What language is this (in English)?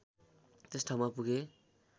Nepali